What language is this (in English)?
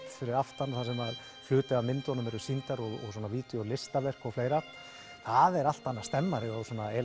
Icelandic